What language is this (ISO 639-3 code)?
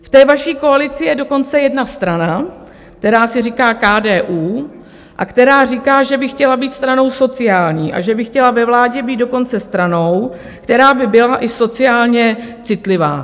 ces